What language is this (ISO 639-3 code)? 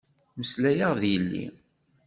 kab